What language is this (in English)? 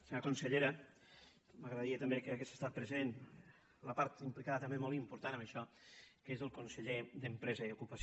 Catalan